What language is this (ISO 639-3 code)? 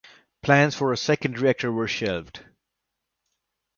eng